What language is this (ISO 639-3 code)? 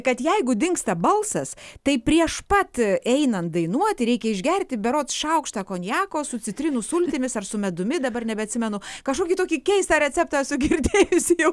lit